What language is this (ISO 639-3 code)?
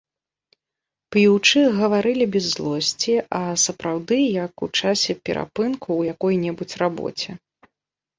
bel